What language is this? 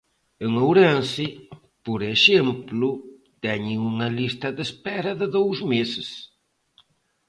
Galician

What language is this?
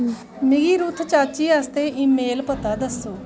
Dogri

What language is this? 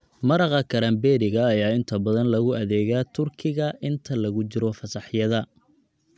Somali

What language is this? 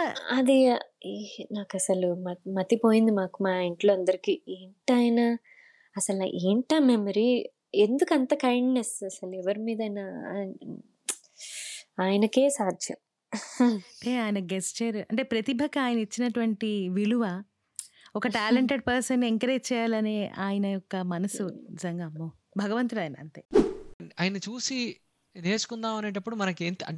Telugu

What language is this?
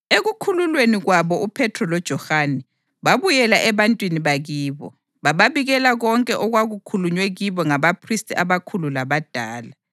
North Ndebele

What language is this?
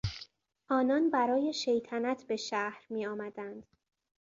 Persian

